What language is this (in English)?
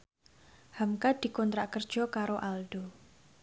Javanese